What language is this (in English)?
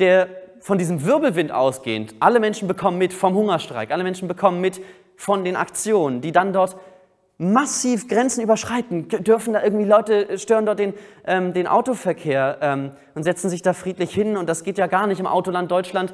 German